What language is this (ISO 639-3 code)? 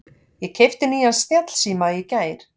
isl